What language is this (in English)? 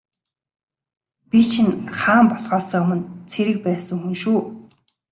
Mongolian